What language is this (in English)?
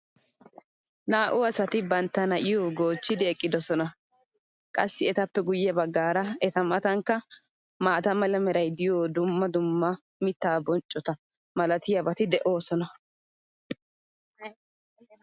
Wolaytta